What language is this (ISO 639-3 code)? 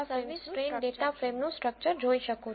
guj